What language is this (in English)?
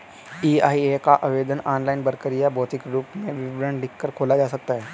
Hindi